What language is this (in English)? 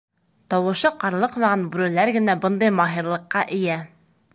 Bashkir